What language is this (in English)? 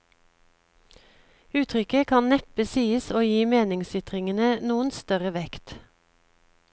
Norwegian